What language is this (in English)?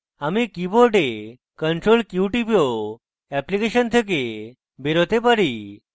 Bangla